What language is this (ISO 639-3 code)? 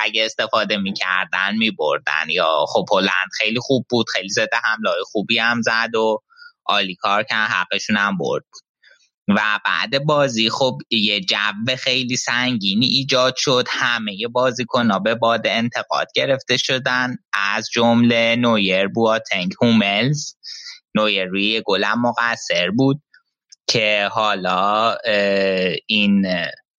fas